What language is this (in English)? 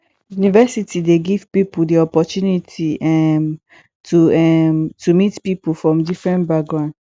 Nigerian Pidgin